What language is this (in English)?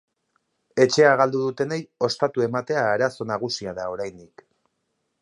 Basque